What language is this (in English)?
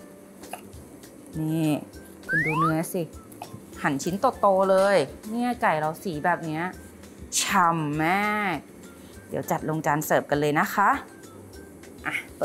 Thai